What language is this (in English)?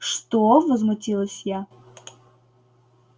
Russian